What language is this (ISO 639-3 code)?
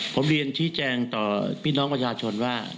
tha